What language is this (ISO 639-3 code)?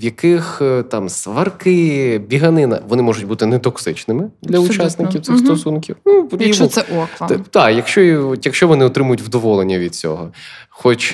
ukr